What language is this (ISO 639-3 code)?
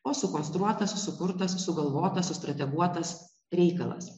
lit